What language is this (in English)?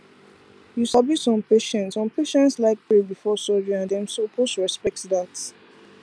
Nigerian Pidgin